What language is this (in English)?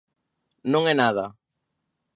Galician